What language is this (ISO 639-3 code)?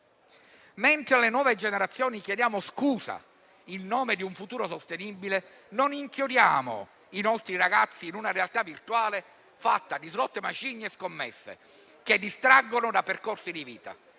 ita